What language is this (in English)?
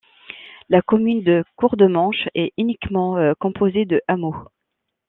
French